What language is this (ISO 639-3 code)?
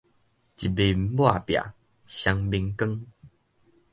nan